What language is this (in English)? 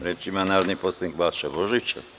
Serbian